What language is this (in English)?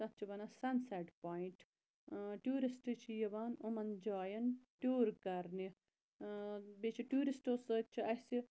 Kashmiri